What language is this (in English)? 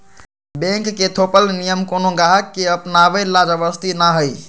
Magahi